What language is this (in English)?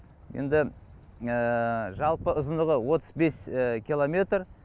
Kazakh